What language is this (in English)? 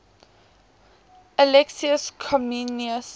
English